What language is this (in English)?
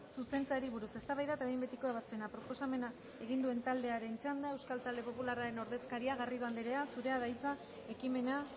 Basque